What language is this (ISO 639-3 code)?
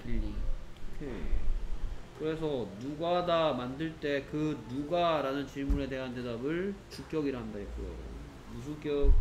kor